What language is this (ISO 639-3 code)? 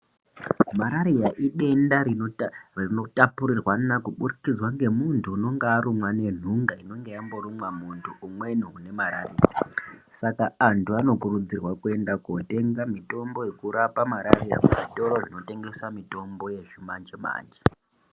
ndc